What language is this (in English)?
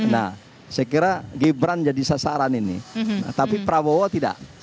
Indonesian